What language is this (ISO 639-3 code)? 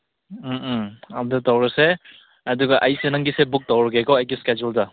mni